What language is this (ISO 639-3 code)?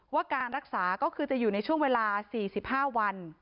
tha